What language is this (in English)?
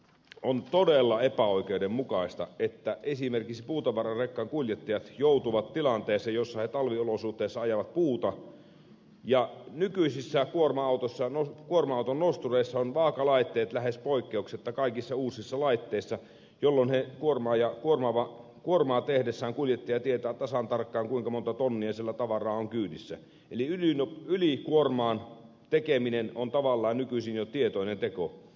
Finnish